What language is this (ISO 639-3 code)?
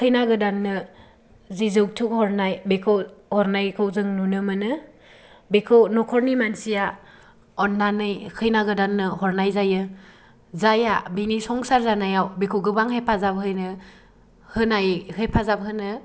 brx